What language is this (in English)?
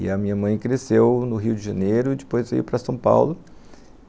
Portuguese